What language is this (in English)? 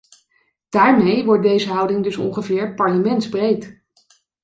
Dutch